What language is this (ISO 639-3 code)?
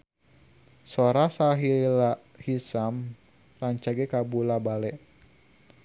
sun